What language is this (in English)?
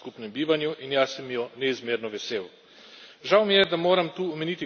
Slovenian